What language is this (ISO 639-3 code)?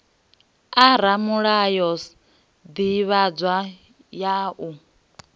ven